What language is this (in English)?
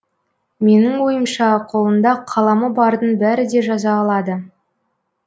Kazakh